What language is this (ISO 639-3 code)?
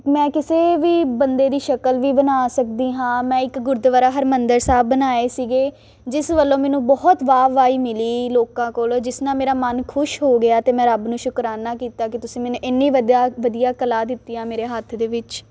pan